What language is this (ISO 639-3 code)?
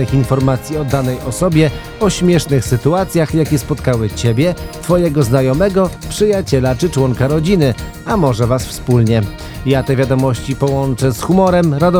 pol